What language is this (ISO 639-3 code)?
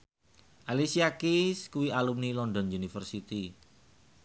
jav